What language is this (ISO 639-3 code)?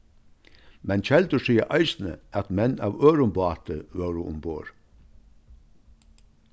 fao